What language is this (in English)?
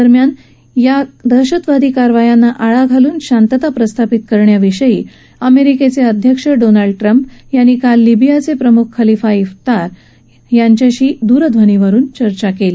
Marathi